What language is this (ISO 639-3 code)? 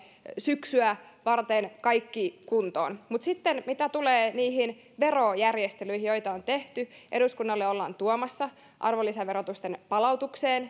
fin